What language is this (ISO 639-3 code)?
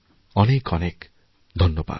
ben